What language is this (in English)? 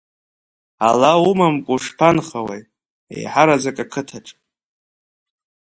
Abkhazian